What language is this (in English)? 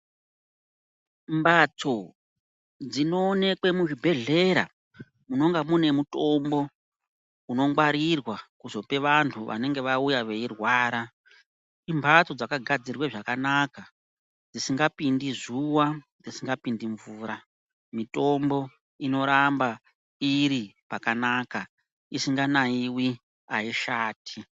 Ndau